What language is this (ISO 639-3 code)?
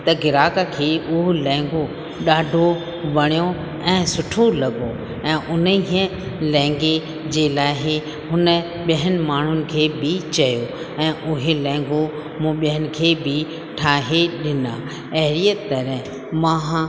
snd